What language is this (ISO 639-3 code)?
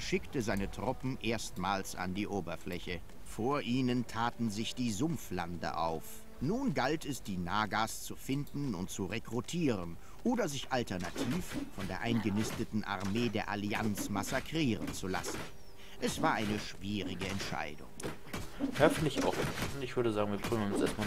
deu